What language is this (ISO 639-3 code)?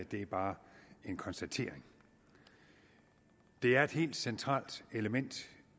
dan